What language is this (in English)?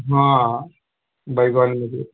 Maithili